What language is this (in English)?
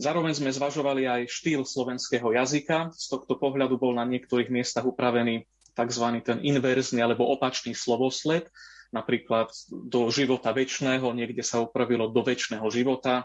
Slovak